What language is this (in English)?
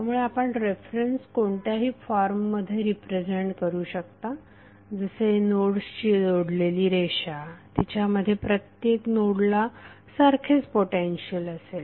Marathi